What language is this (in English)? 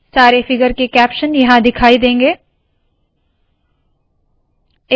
Hindi